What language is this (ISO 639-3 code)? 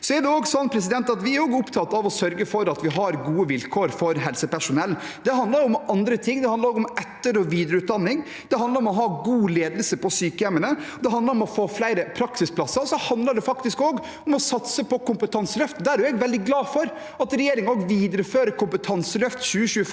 nor